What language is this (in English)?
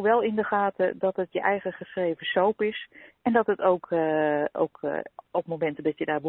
Dutch